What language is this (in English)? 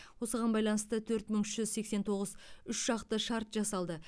Kazakh